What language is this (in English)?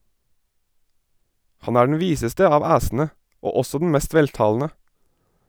Norwegian